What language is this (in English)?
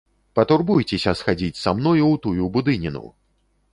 Belarusian